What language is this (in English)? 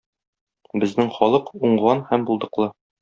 Tatar